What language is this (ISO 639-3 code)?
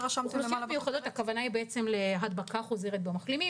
heb